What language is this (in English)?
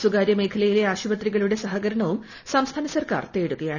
Malayalam